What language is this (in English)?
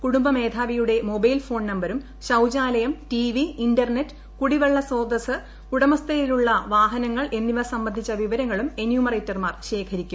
Malayalam